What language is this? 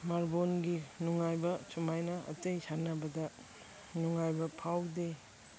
Manipuri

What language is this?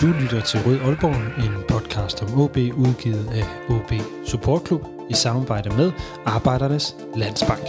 Danish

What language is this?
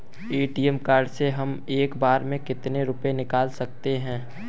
Hindi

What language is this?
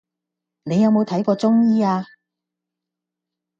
Cantonese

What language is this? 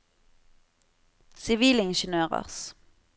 Norwegian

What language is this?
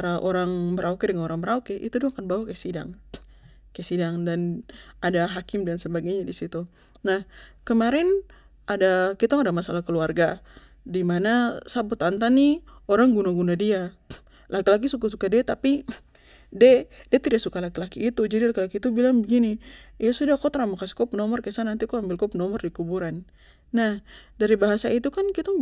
Papuan Malay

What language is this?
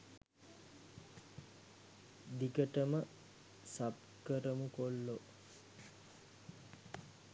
Sinhala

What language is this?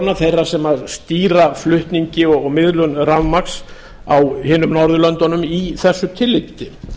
Icelandic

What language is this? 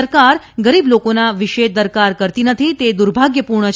Gujarati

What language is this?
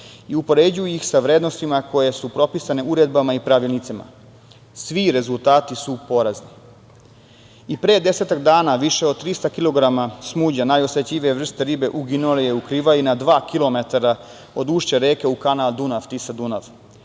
Serbian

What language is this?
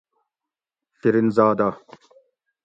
Gawri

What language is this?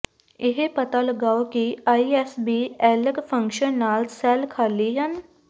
Punjabi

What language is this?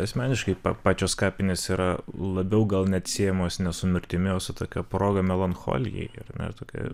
Lithuanian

